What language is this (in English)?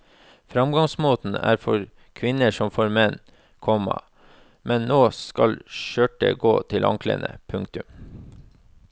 Norwegian